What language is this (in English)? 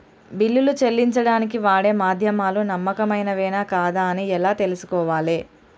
Telugu